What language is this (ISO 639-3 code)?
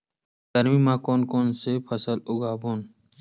hne